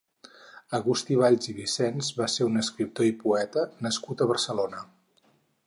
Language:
Catalan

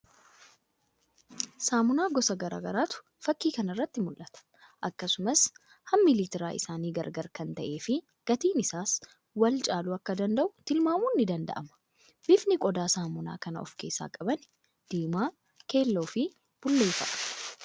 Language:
Oromo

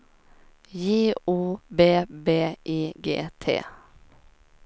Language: Swedish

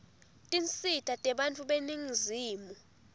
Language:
Swati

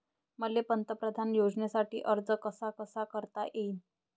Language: Marathi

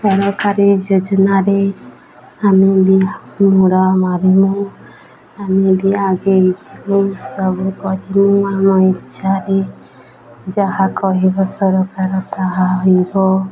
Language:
Odia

